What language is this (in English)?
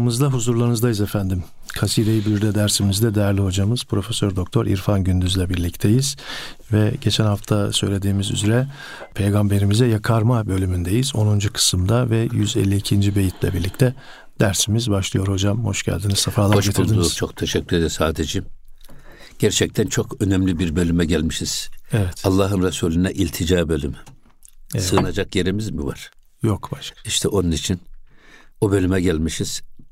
Turkish